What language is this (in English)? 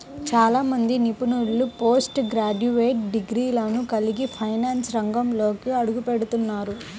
Telugu